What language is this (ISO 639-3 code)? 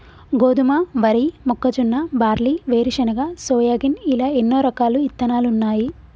tel